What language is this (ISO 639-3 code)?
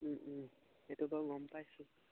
asm